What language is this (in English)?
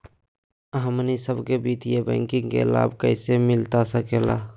Magahi